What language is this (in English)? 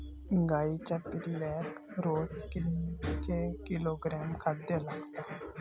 Marathi